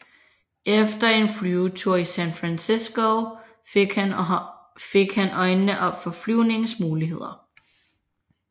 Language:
Danish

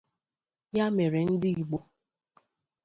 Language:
Igbo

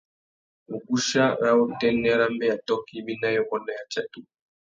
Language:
Tuki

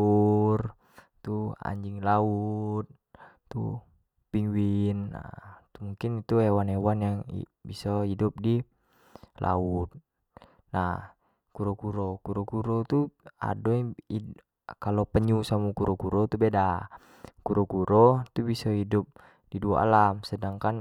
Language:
Jambi Malay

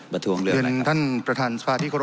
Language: Thai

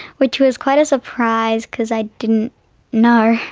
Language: English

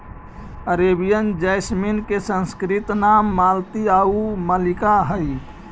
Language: Magahi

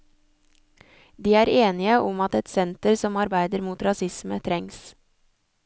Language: Norwegian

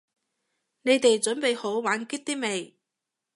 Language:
Cantonese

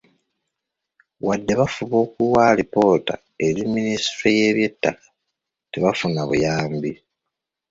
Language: Ganda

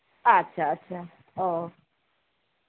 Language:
Santali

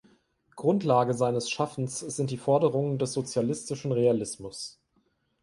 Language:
German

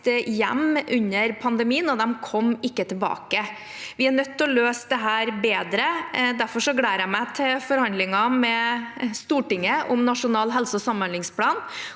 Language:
Norwegian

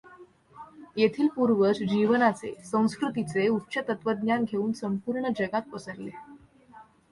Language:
Marathi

